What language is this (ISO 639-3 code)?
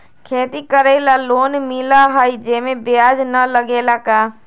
mag